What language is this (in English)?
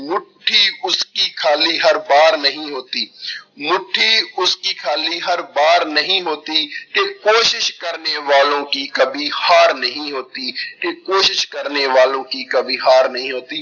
Punjabi